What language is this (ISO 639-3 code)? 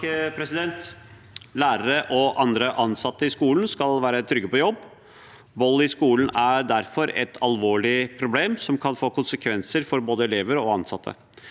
nor